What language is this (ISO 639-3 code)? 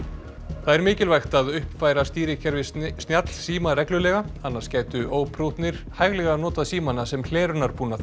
isl